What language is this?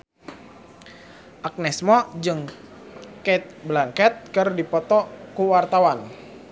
Sundanese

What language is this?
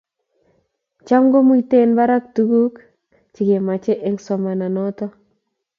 Kalenjin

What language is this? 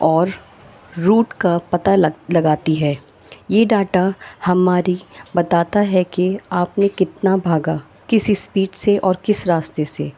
Urdu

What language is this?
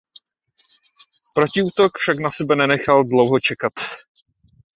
Czech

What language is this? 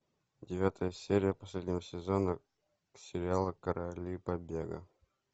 Russian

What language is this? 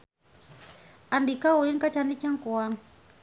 Sundanese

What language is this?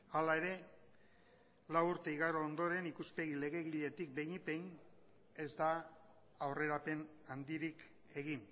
Basque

